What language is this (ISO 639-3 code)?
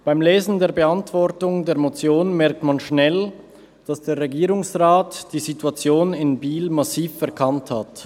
gsw